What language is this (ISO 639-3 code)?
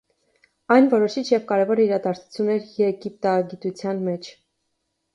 hye